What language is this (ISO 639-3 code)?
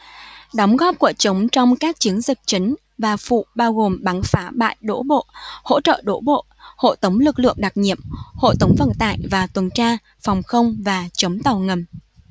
vie